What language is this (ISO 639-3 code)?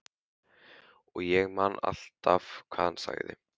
isl